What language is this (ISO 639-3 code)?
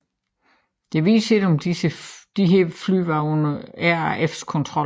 dan